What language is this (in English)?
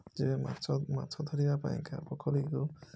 Odia